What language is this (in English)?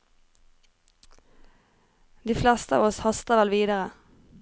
Norwegian